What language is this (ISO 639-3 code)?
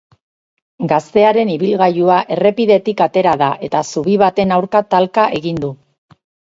eus